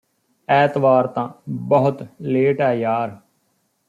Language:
Punjabi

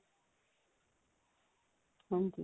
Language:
Punjabi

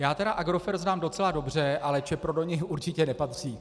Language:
Czech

